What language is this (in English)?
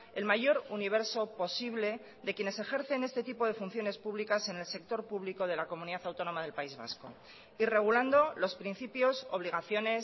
Spanish